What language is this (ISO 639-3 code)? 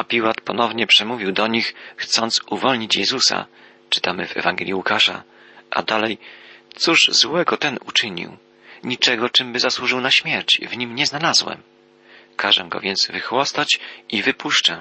pol